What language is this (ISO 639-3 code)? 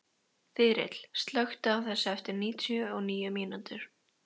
isl